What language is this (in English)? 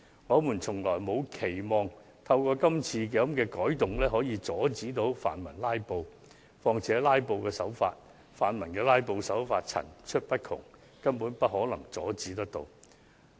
Cantonese